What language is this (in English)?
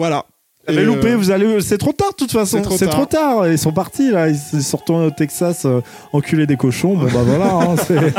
French